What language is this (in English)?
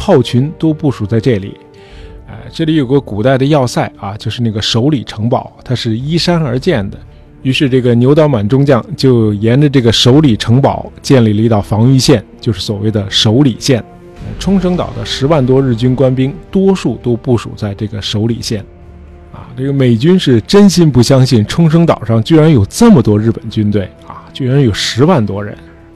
Chinese